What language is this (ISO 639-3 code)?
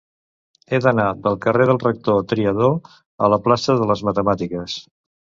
cat